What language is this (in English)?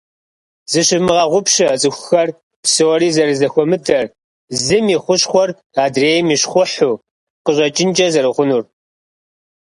Kabardian